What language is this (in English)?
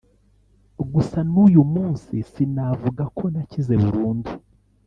Kinyarwanda